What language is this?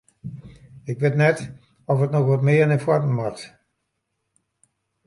Western Frisian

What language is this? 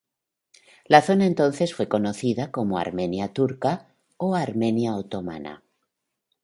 Spanish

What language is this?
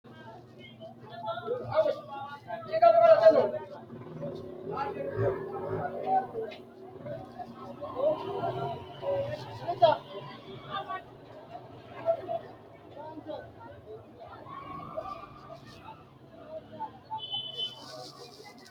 Sidamo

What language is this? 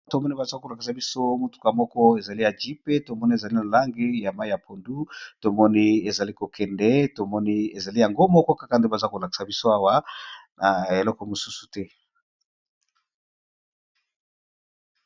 Lingala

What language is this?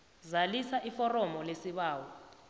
South Ndebele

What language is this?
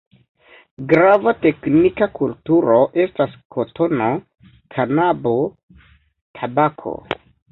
Esperanto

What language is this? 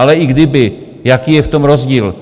Czech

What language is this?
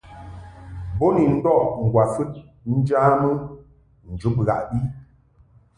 Mungaka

